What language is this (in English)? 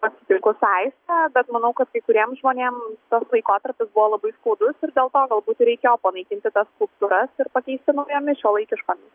Lithuanian